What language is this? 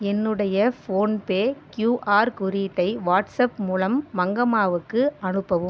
Tamil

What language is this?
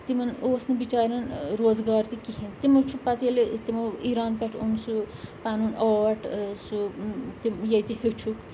Kashmiri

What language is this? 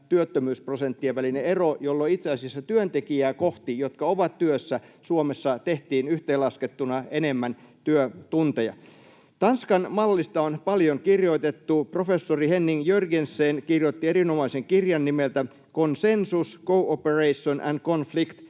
Finnish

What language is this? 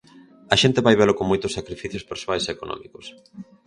Galician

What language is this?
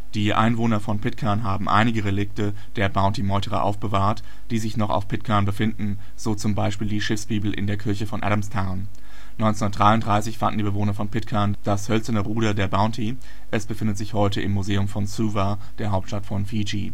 German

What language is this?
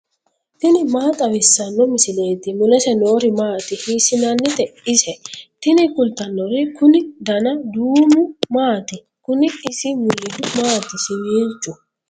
Sidamo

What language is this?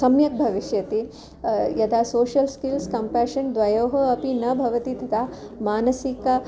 Sanskrit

